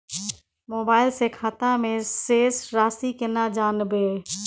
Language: Maithili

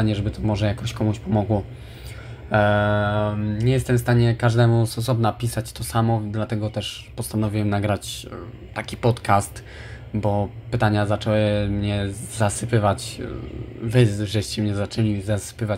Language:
Polish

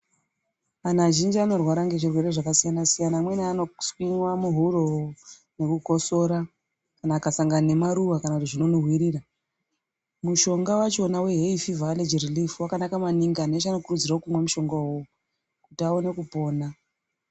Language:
Ndau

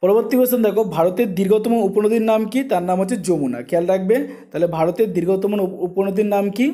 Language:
Hindi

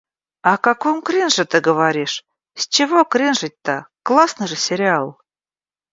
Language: Russian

